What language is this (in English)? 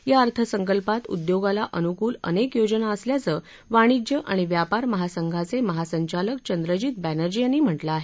Marathi